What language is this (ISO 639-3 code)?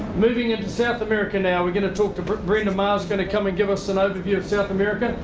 eng